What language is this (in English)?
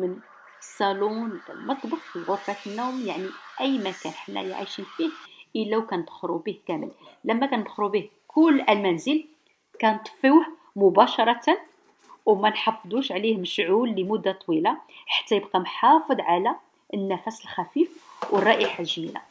Arabic